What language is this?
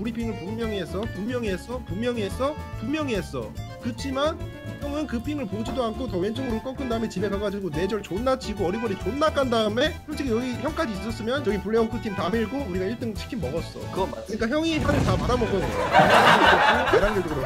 Korean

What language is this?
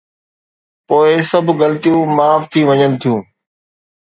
Sindhi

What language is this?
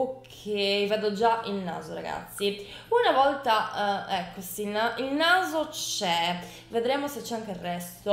Italian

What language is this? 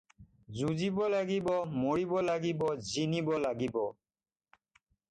Assamese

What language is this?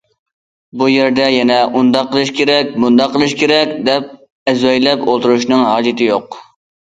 Uyghur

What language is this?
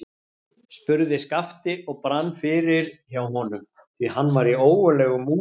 Icelandic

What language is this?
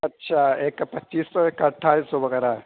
Urdu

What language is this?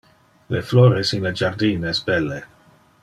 Interlingua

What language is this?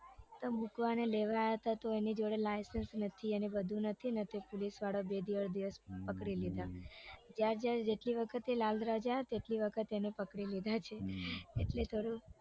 Gujarati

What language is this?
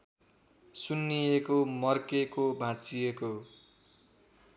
Nepali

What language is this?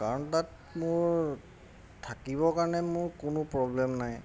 Assamese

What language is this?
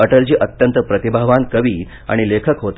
Marathi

